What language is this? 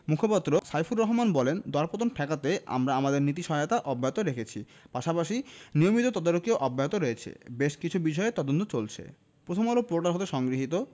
Bangla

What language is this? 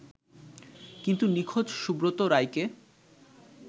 Bangla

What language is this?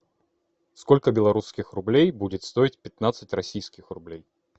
Russian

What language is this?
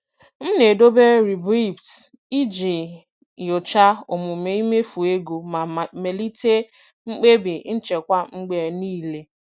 Igbo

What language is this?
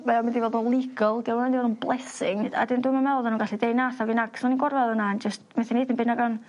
Welsh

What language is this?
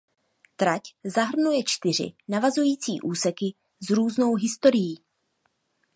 Czech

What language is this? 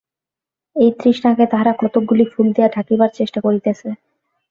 Bangla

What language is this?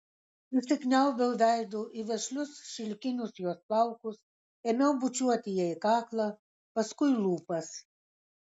Lithuanian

